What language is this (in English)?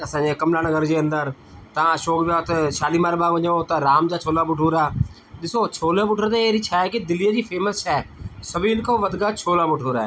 Sindhi